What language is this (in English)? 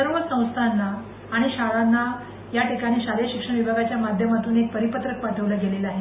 Marathi